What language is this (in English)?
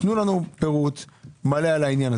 Hebrew